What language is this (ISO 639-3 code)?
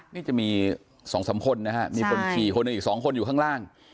tha